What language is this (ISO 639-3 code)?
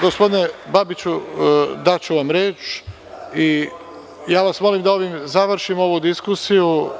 srp